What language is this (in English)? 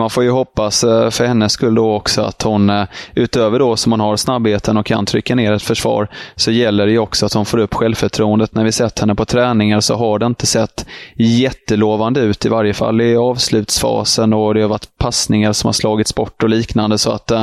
Swedish